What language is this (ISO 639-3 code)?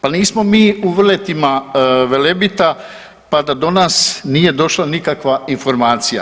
hrv